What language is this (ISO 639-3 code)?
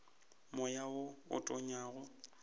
nso